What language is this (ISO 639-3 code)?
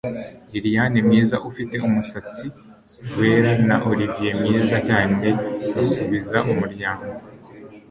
kin